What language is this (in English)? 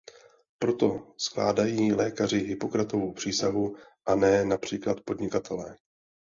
Czech